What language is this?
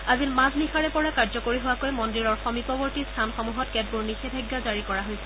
Assamese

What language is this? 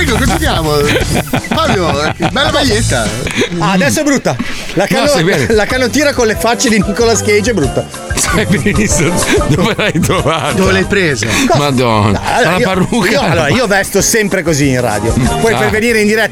Italian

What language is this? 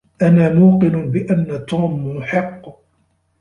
Arabic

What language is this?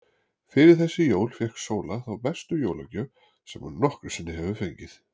Icelandic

